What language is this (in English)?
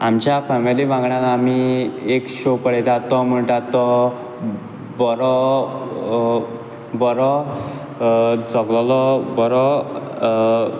Konkani